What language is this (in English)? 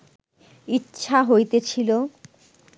Bangla